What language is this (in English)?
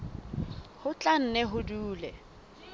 Southern Sotho